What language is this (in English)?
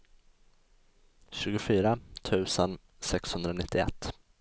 Swedish